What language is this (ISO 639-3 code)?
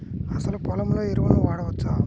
tel